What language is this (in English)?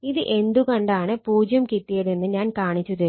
Malayalam